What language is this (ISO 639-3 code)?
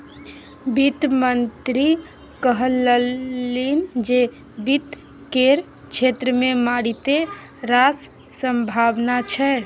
mai